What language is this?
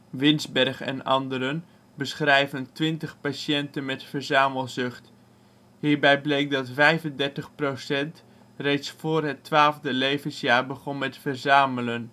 Dutch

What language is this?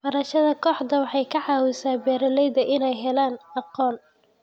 Somali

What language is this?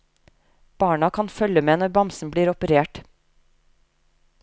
Norwegian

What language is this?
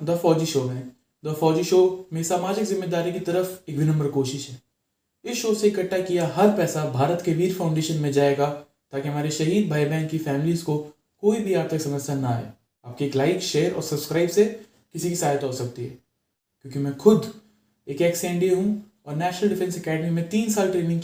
Hindi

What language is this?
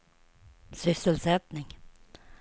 Swedish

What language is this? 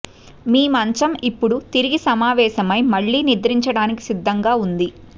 Telugu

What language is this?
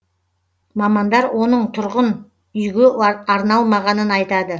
Kazakh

